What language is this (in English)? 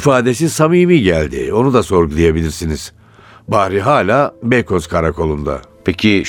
Turkish